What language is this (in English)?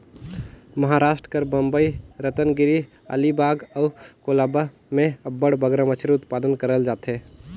Chhattisgarhi